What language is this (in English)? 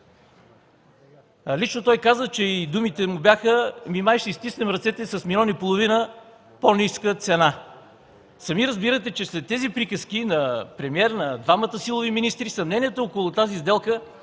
Bulgarian